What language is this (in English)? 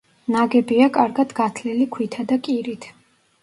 Georgian